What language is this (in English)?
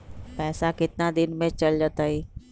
Magahi